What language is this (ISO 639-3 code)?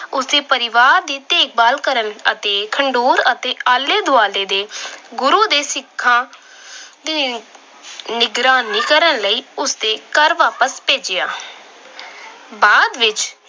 pan